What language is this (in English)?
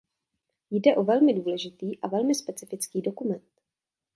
Czech